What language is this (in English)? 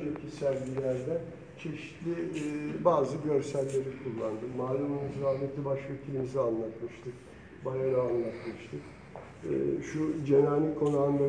Turkish